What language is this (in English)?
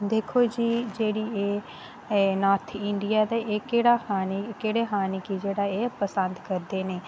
Dogri